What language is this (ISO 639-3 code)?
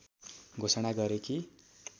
nep